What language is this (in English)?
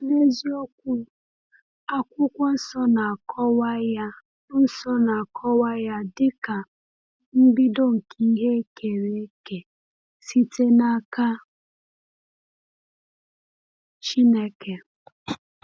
Igbo